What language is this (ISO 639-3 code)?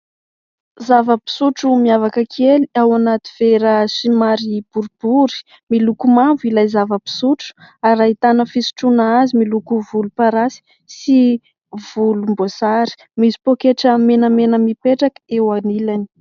mlg